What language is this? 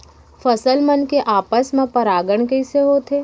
Chhattisgarhi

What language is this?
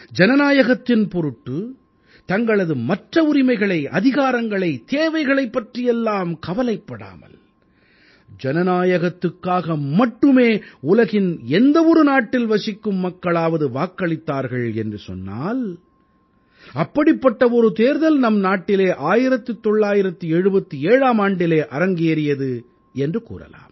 Tamil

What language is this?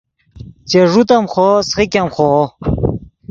Yidgha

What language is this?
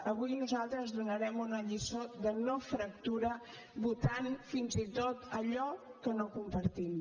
Catalan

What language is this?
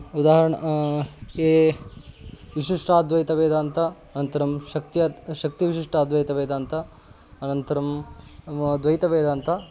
Sanskrit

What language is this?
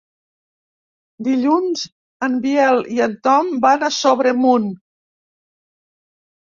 Catalan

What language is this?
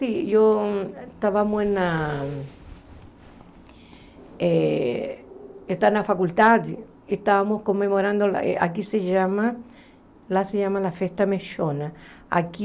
Portuguese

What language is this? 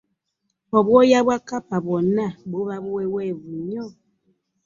Ganda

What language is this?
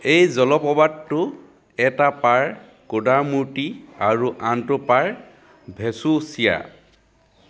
Assamese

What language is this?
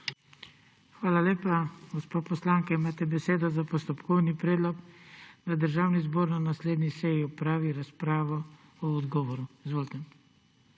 Slovenian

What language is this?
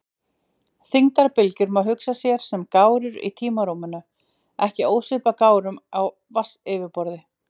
Icelandic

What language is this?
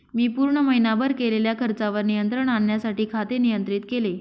Marathi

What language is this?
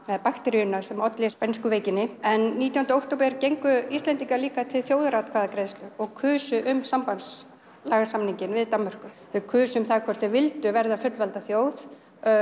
Icelandic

